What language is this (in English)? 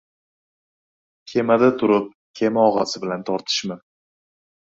Uzbek